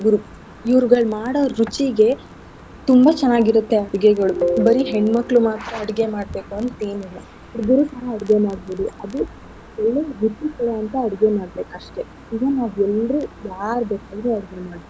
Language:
Kannada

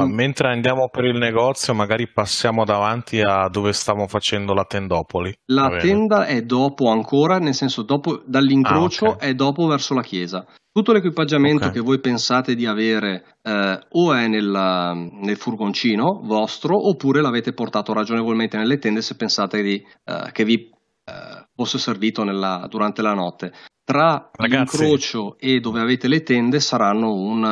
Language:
Italian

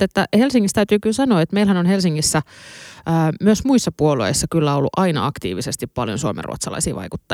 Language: Finnish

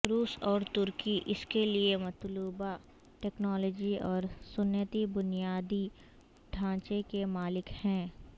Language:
Urdu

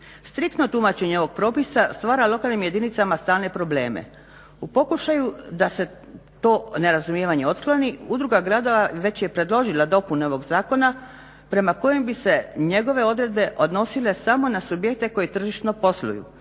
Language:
Croatian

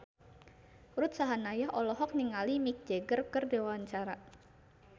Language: Sundanese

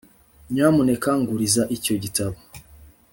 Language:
Kinyarwanda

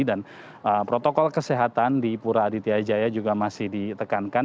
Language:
Indonesian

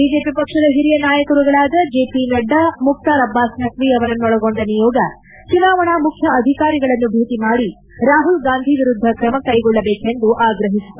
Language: Kannada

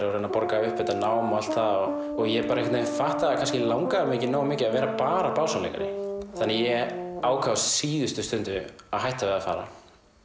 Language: Icelandic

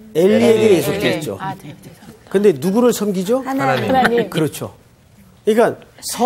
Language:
Korean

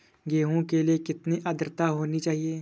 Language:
Hindi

